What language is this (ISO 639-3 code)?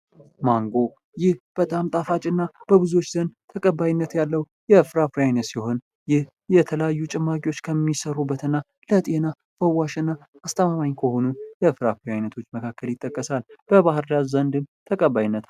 amh